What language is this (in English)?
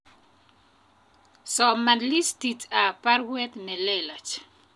Kalenjin